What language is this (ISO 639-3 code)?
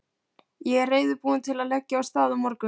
isl